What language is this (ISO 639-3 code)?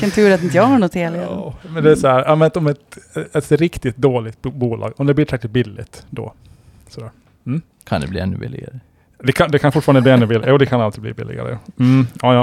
swe